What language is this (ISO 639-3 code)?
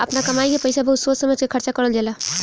bho